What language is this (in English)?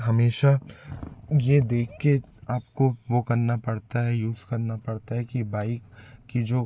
Hindi